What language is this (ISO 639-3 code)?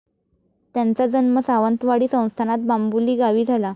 mar